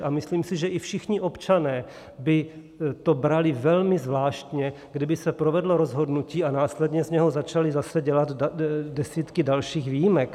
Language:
Czech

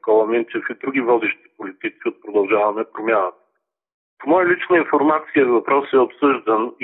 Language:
Bulgarian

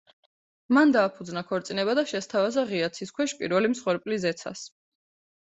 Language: Georgian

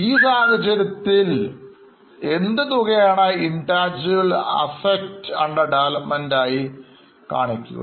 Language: Malayalam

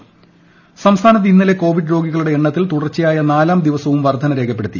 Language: Malayalam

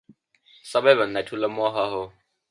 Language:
Nepali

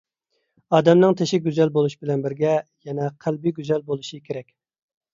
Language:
Uyghur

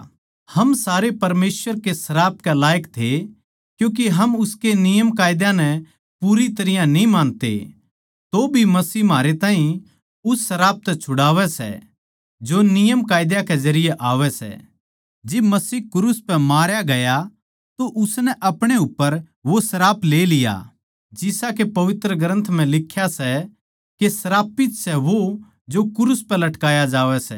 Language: Haryanvi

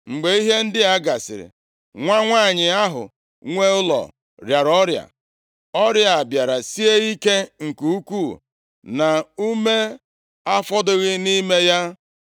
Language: Igbo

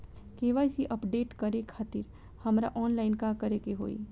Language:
Bhojpuri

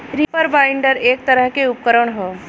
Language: Bhojpuri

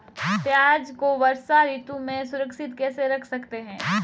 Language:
Hindi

